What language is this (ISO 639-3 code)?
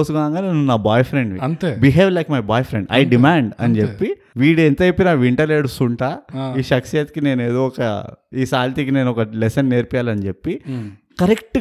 tel